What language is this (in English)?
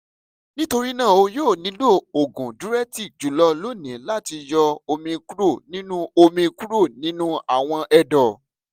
Yoruba